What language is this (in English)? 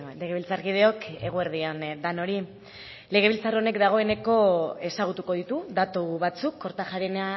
Basque